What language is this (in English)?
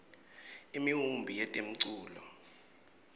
Swati